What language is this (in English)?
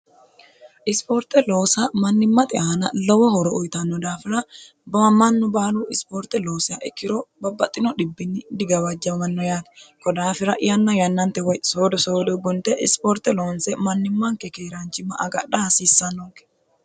Sidamo